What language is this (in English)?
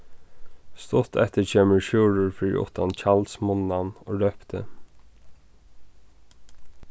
Faroese